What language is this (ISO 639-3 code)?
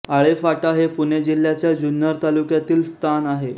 mar